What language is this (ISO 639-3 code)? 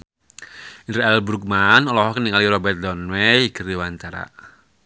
sun